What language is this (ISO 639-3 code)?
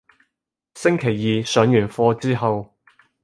yue